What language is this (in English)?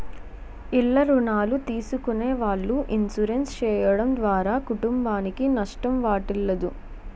Telugu